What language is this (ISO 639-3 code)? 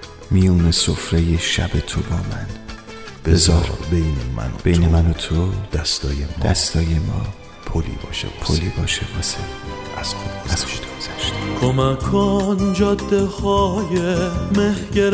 fas